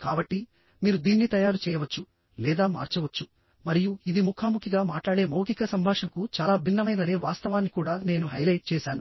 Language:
Telugu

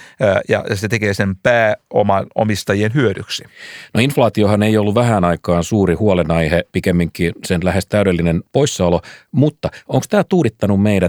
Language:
Finnish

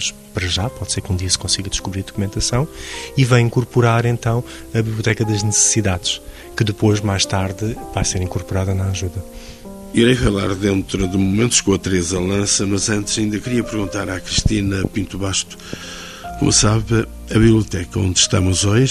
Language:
Portuguese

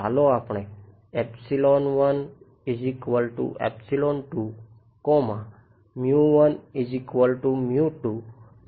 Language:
Gujarati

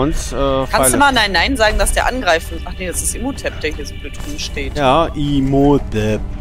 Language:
German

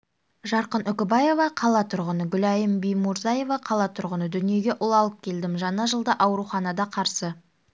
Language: Kazakh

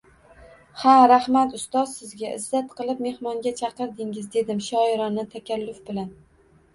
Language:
Uzbek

